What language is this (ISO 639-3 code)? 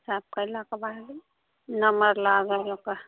mai